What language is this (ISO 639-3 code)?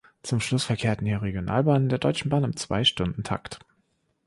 deu